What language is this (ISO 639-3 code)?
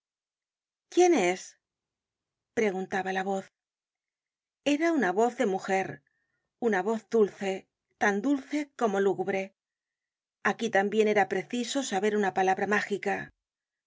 spa